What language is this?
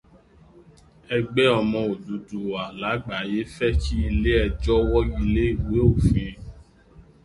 Yoruba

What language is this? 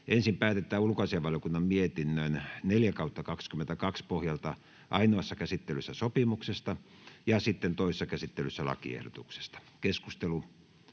Finnish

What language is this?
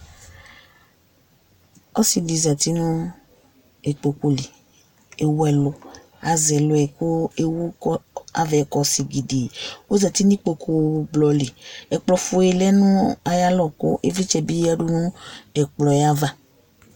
Ikposo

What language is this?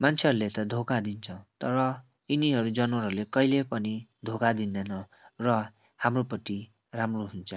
Nepali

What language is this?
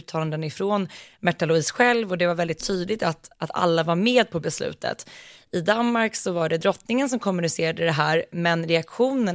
Swedish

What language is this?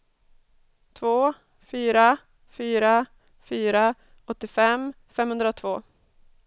Swedish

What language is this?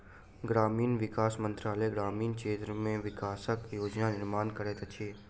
Maithili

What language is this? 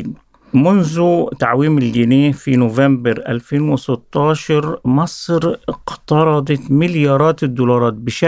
Arabic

